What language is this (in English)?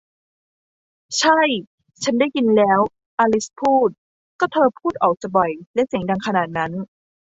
Thai